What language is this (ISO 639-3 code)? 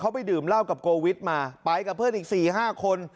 tha